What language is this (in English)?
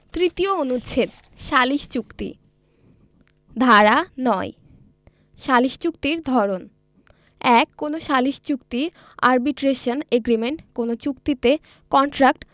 Bangla